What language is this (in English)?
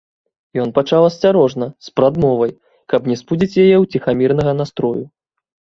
Belarusian